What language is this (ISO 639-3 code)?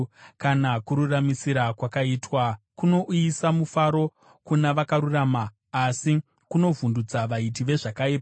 sna